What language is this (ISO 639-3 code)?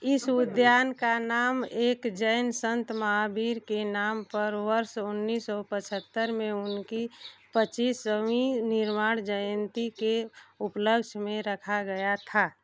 hin